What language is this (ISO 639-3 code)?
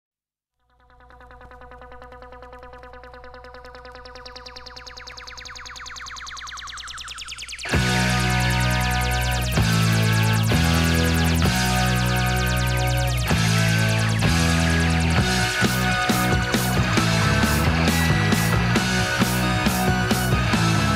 ron